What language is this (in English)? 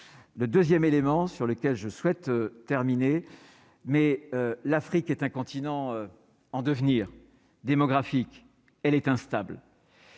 French